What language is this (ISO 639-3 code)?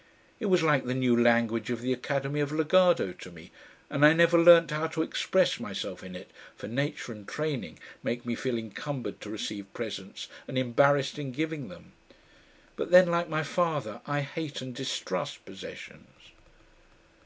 eng